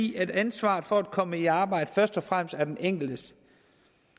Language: Danish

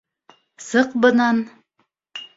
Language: Bashkir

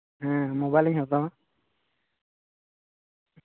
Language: Santali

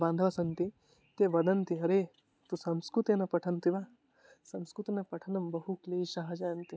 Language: Sanskrit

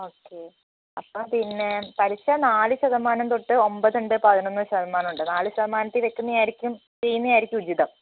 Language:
Malayalam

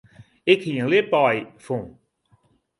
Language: Western Frisian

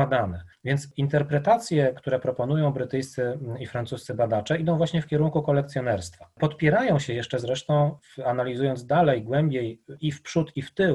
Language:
Polish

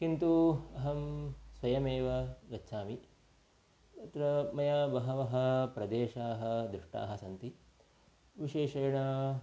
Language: Sanskrit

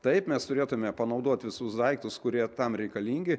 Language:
Lithuanian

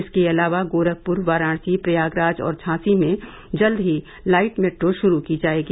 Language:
Hindi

